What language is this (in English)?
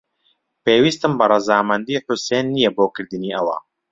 Central Kurdish